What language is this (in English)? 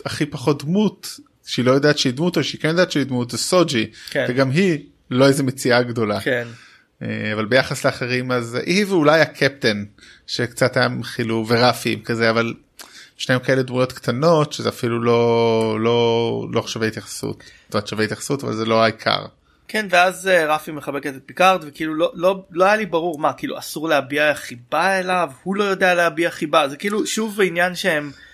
Hebrew